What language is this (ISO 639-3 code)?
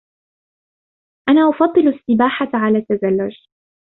ara